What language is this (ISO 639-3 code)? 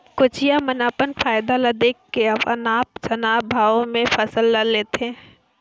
hne